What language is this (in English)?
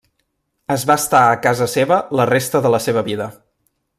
Catalan